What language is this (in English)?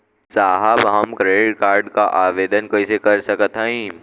Bhojpuri